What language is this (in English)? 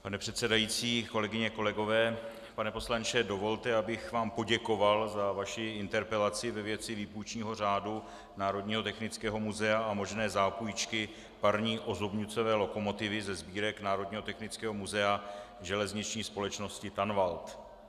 Czech